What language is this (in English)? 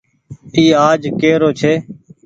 Goaria